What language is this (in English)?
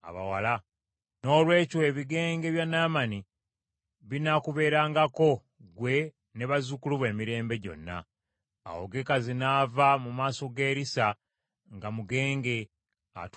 Ganda